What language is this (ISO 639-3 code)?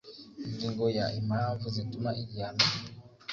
kin